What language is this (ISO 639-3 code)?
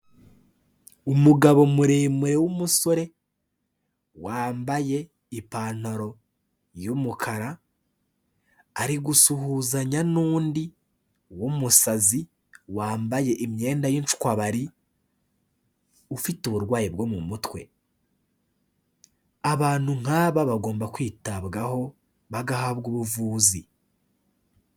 kin